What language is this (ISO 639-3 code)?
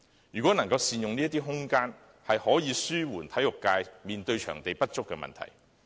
yue